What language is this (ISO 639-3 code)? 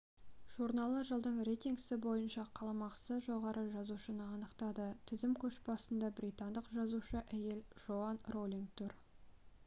kaz